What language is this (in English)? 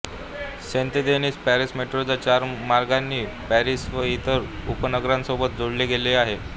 Marathi